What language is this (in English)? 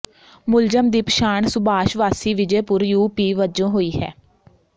Punjabi